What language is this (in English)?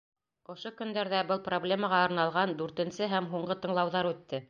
Bashkir